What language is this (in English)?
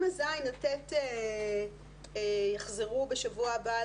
Hebrew